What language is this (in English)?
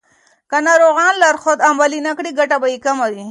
Pashto